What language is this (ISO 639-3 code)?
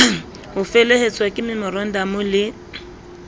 sot